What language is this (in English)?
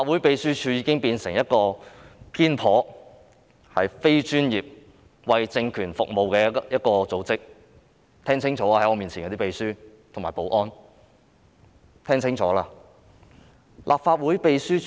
Cantonese